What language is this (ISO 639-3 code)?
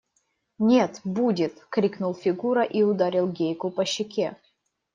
rus